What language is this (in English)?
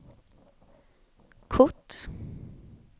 Swedish